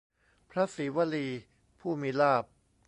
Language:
Thai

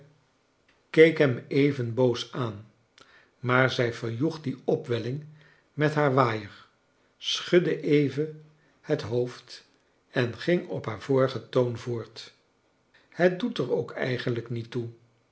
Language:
Dutch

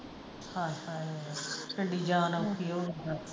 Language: Punjabi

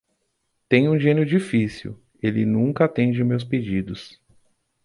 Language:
Portuguese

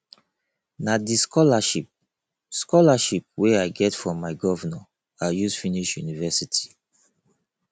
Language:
Nigerian Pidgin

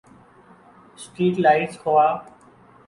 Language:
Urdu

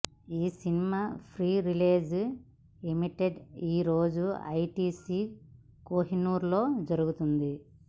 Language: Telugu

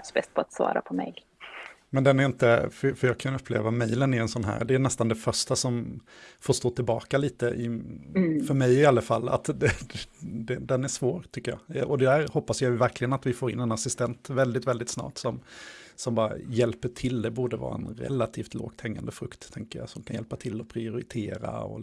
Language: Swedish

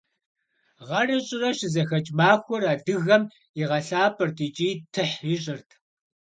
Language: Kabardian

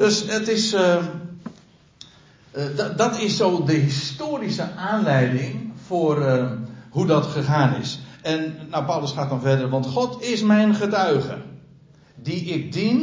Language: Dutch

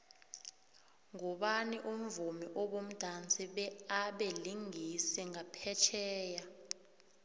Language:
South Ndebele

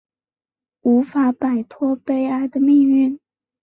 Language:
Chinese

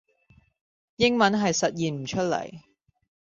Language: Cantonese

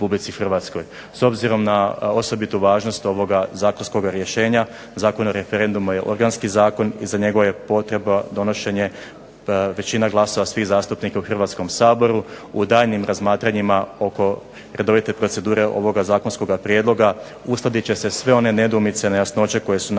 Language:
Croatian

